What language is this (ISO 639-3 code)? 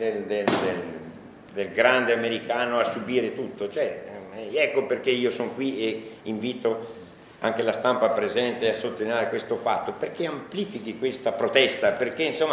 ita